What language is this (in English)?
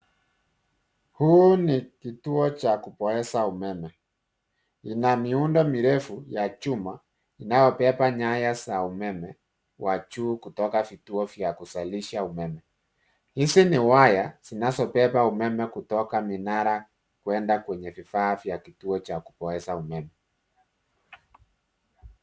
Swahili